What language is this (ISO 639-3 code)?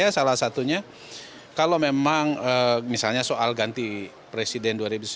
ind